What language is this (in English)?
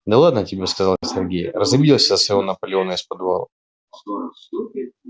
Russian